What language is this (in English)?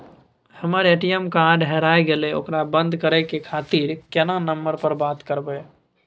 Maithili